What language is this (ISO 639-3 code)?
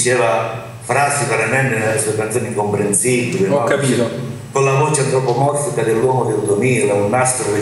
ita